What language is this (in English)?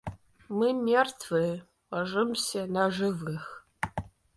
Russian